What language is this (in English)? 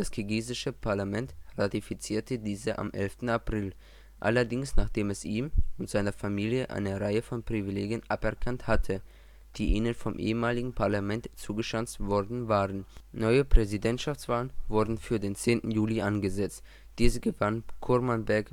German